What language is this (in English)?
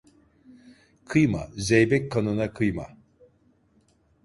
Turkish